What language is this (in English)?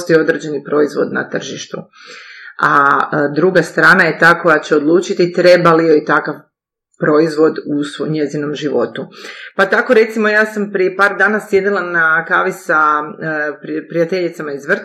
Croatian